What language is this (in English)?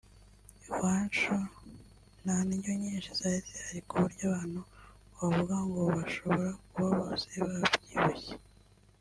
Kinyarwanda